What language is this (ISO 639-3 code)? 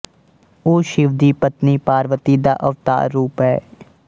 pan